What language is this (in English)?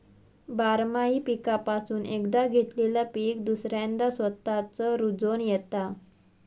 Marathi